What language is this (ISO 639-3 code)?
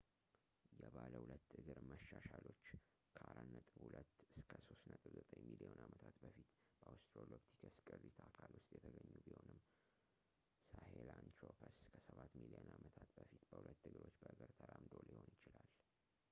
amh